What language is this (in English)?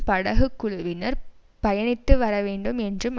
Tamil